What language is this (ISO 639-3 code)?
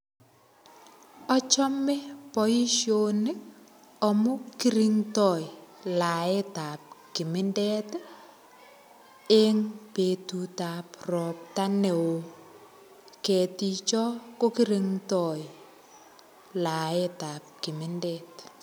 kln